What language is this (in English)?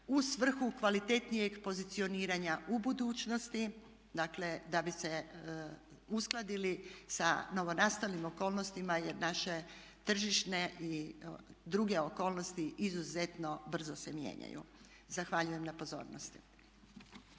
Croatian